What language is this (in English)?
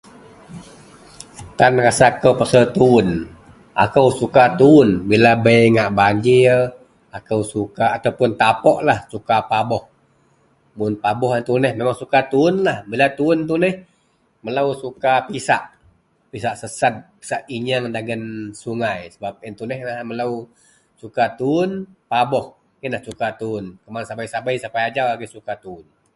Central Melanau